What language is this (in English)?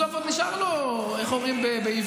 Hebrew